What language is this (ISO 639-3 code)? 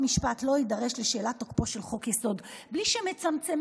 heb